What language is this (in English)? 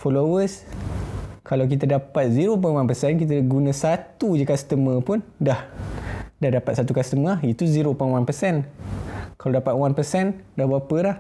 Malay